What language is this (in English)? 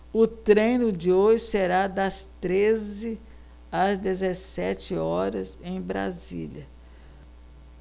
Portuguese